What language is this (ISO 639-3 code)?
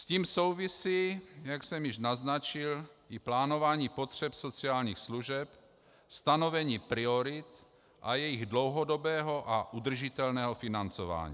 ces